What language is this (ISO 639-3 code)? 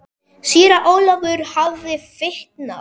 isl